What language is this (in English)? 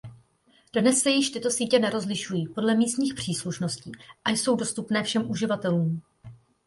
Czech